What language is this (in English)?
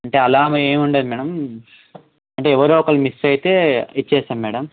Telugu